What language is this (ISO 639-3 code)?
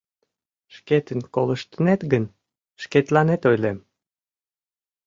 chm